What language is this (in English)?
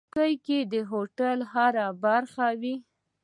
Pashto